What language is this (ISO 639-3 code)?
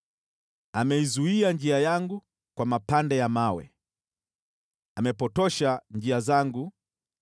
swa